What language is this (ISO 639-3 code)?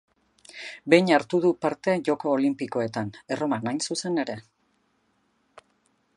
eus